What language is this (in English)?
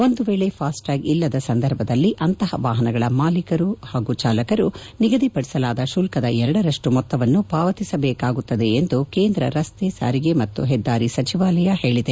Kannada